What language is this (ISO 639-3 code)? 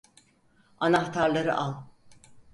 tur